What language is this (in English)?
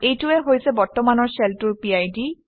Assamese